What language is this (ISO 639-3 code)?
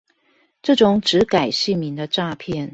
zho